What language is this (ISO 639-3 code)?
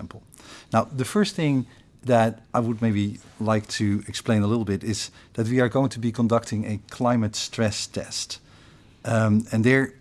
eng